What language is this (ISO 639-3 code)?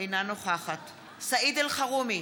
heb